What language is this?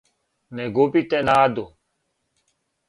Serbian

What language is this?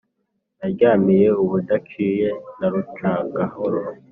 Kinyarwanda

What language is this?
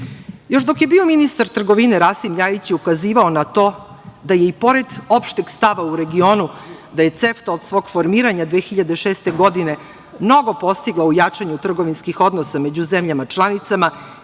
Serbian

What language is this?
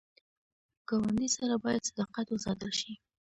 Pashto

